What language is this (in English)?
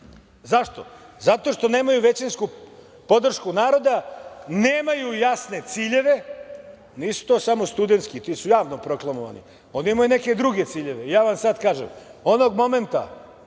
Serbian